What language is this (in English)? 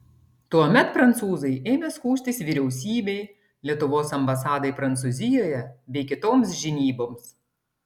Lithuanian